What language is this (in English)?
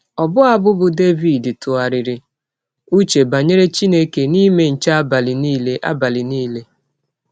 Igbo